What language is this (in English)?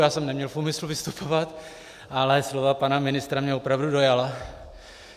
Czech